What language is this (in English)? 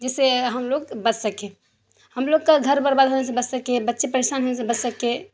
Urdu